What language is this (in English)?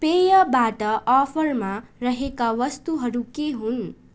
Nepali